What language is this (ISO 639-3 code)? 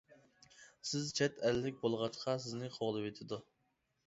uig